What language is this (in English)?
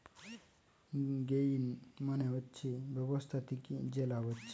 Bangla